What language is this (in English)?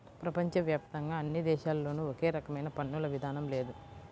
Telugu